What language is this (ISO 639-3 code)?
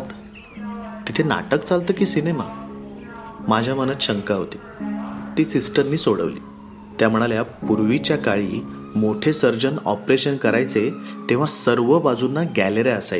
mar